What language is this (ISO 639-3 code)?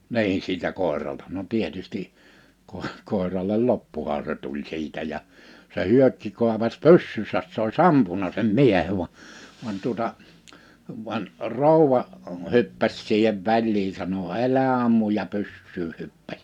fin